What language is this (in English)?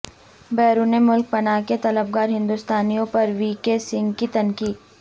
Urdu